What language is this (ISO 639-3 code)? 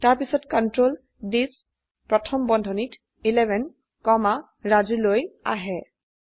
asm